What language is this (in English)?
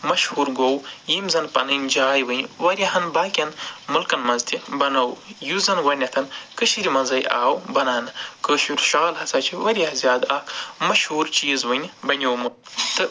Kashmiri